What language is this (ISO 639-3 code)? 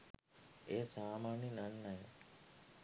sin